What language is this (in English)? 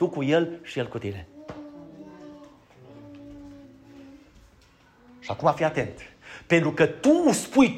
Romanian